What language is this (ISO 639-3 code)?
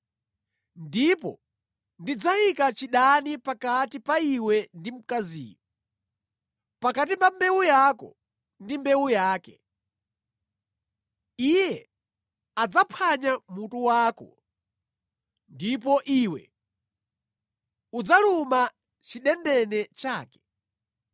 nya